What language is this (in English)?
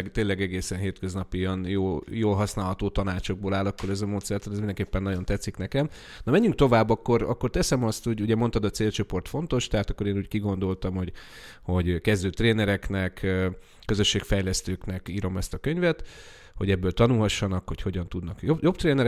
Hungarian